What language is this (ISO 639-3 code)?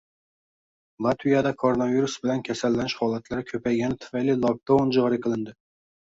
uzb